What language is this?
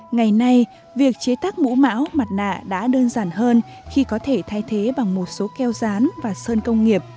Vietnamese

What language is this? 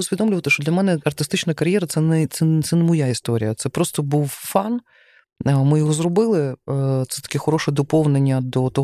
Ukrainian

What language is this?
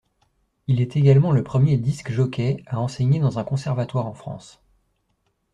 French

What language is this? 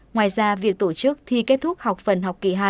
Vietnamese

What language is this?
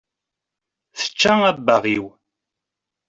Kabyle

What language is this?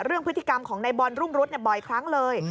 Thai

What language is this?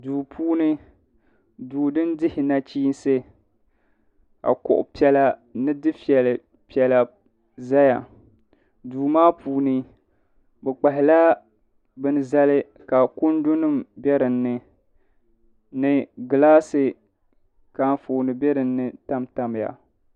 Dagbani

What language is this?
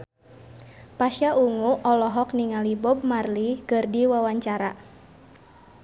Sundanese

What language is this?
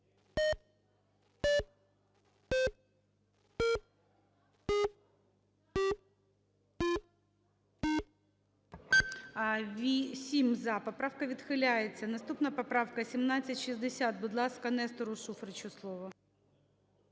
Ukrainian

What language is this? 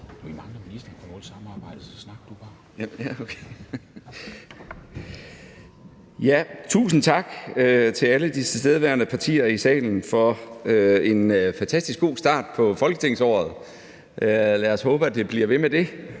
Danish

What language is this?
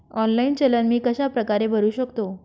Marathi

